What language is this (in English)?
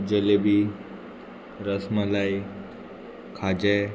Konkani